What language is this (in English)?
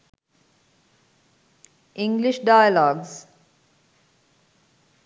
Sinhala